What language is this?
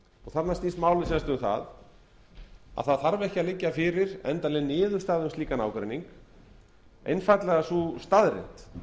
Icelandic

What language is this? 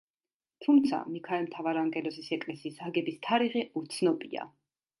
Georgian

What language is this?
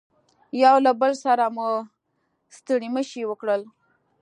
Pashto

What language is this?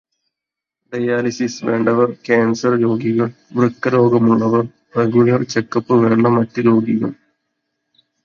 Malayalam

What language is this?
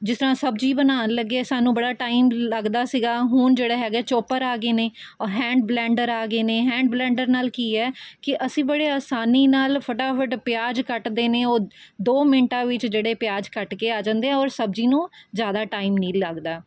Punjabi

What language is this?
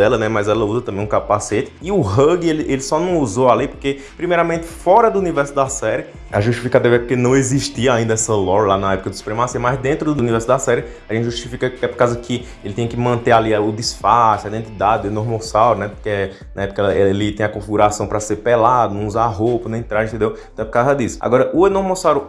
Portuguese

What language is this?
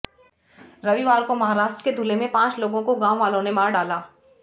Hindi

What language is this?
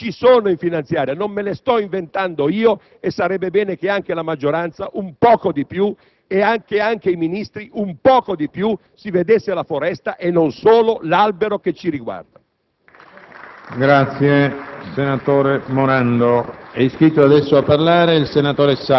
Italian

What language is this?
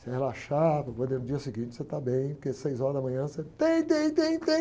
Portuguese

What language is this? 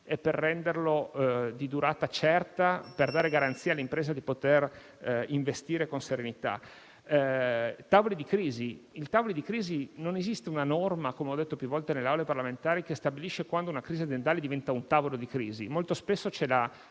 Italian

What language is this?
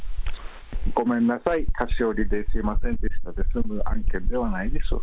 Japanese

